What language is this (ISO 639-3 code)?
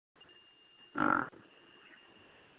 sat